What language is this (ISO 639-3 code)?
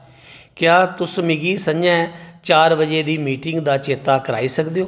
doi